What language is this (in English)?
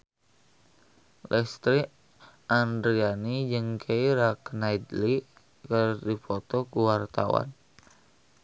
Sundanese